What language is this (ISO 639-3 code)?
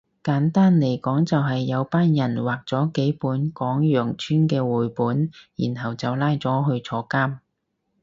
yue